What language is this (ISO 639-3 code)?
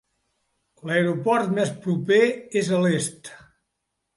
cat